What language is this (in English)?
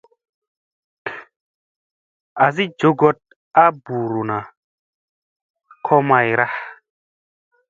Musey